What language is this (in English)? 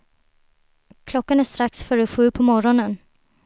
Swedish